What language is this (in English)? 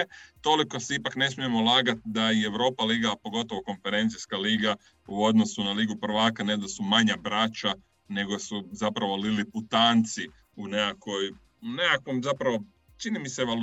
Croatian